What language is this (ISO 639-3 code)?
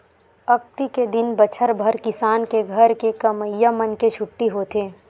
hne